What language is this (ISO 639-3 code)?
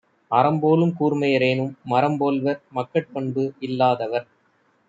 tam